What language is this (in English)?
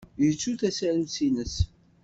Kabyle